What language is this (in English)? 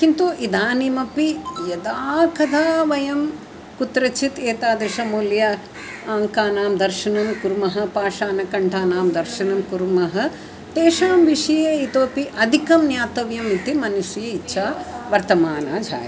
Sanskrit